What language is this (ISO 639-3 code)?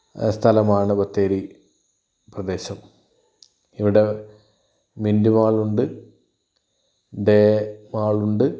mal